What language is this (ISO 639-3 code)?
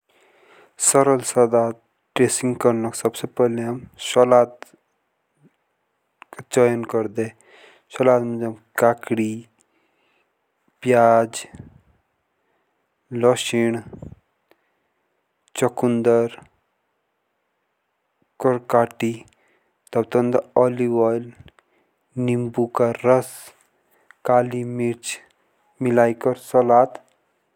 jns